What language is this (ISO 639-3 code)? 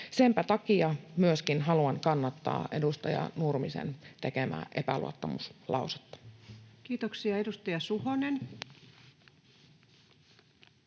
fin